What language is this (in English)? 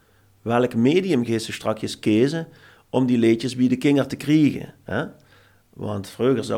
Dutch